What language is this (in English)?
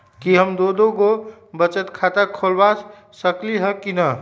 Magahi